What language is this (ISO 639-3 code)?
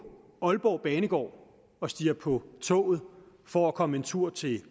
dan